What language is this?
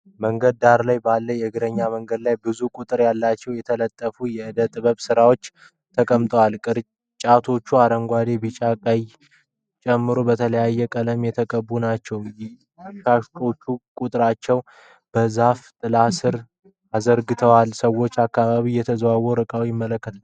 Amharic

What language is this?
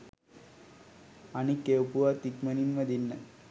Sinhala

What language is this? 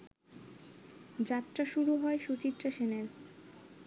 Bangla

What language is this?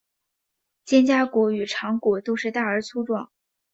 Chinese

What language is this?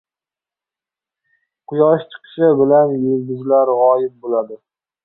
Uzbek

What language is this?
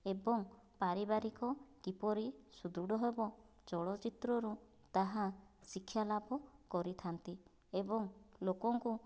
Odia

